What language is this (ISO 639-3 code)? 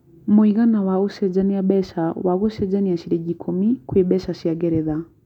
kik